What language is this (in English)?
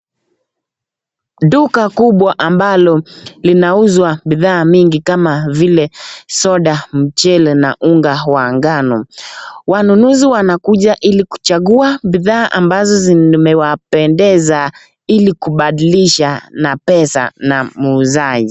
Swahili